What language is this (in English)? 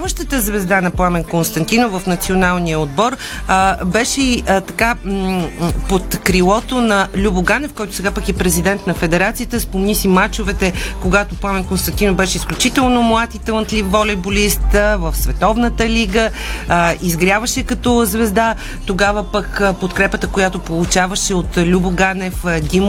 Bulgarian